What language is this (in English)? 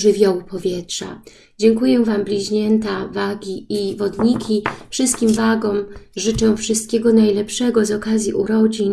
Polish